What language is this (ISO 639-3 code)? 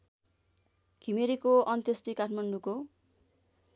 nep